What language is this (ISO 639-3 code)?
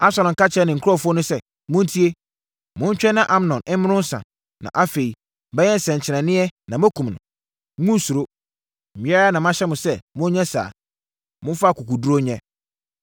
aka